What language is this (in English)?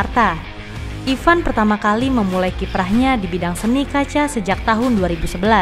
Indonesian